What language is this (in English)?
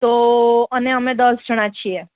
Gujarati